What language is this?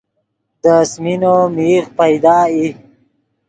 Yidgha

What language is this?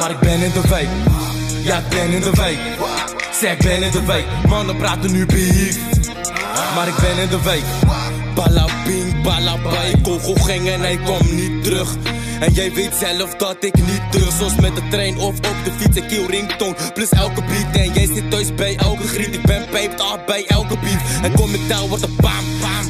Dutch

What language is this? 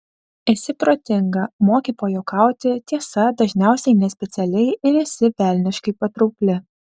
Lithuanian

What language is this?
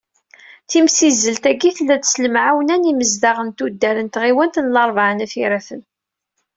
Kabyle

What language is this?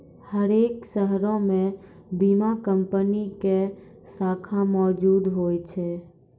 Maithili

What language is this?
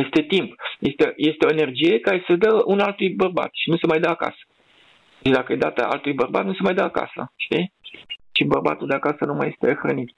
Romanian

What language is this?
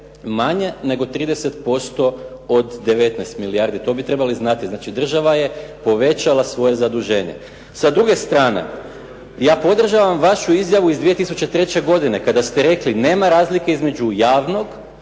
Croatian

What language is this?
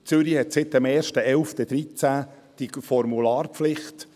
Swiss German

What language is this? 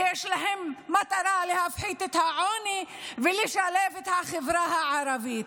Hebrew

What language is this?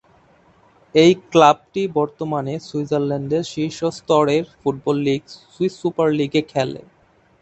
Bangla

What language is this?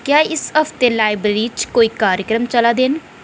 Dogri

